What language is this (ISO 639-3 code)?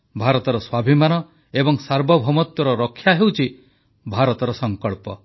ori